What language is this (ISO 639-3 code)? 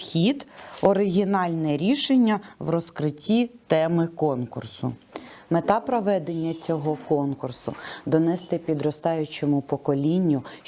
ukr